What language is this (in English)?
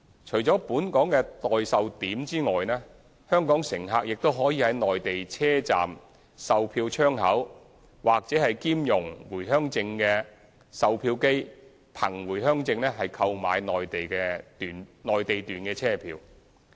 Cantonese